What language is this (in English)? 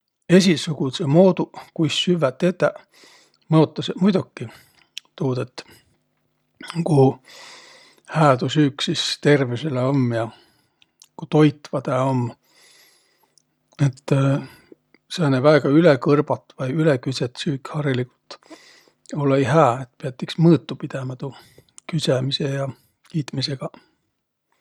Võro